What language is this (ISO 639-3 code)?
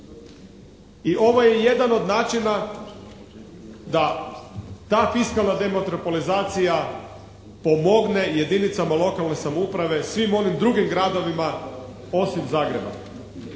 hrv